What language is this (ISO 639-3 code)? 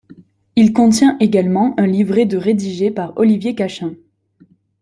fra